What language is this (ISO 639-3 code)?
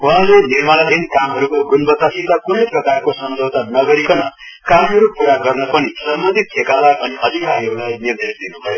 nep